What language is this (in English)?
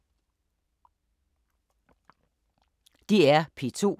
Danish